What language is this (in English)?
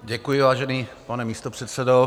Czech